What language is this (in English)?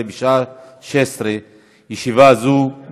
Hebrew